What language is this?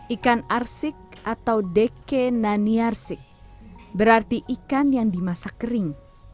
Indonesian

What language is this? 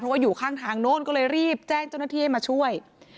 Thai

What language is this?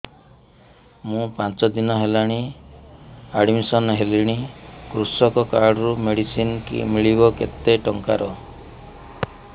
Odia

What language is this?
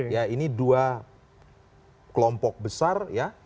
Indonesian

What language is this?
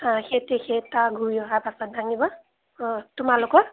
Assamese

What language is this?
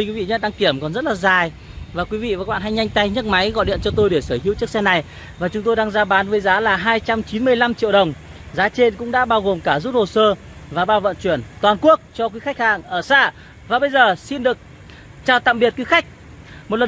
Vietnamese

